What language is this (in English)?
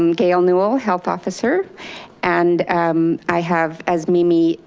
English